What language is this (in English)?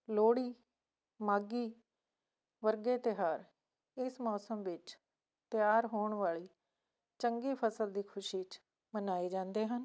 Punjabi